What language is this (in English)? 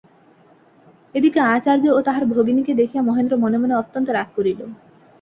Bangla